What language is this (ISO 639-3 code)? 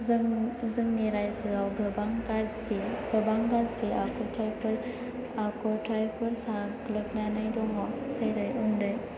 brx